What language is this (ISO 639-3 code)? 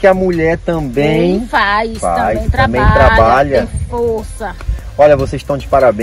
por